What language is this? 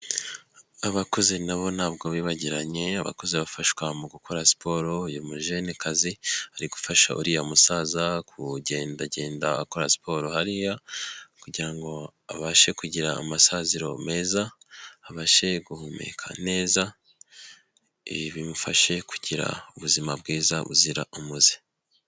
Kinyarwanda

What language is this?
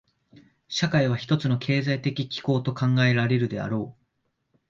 Japanese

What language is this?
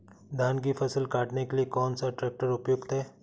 Hindi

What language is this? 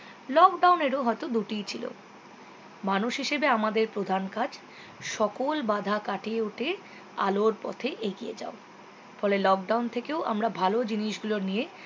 Bangla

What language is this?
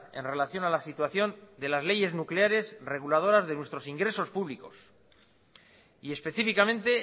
Spanish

